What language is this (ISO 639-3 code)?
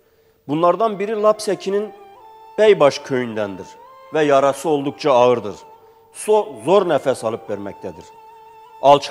tur